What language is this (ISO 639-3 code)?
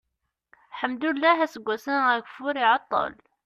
kab